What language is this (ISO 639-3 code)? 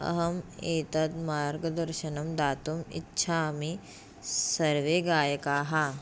san